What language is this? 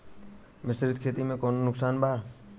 Bhojpuri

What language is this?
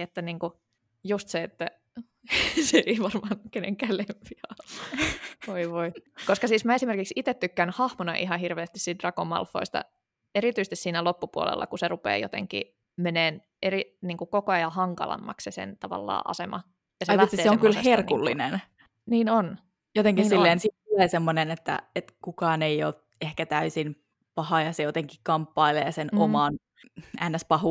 Finnish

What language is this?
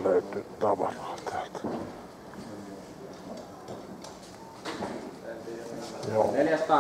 Finnish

